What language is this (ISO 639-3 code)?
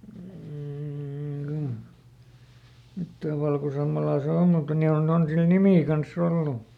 fin